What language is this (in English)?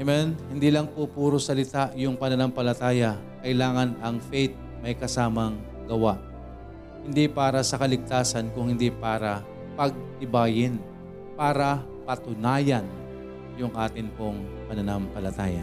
Filipino